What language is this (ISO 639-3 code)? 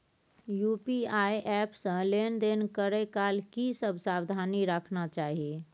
mai